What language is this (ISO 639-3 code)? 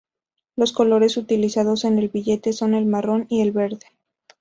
spa